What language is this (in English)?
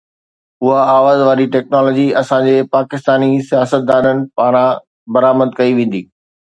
Sindhi